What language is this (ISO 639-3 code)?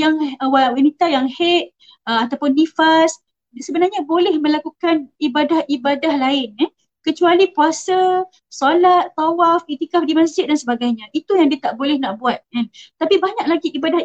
msa